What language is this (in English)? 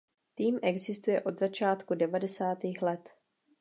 Czech